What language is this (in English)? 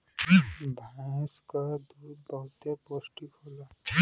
Bhojpuri